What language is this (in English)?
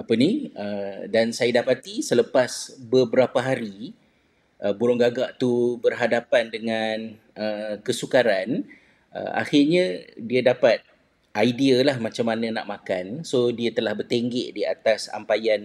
Malay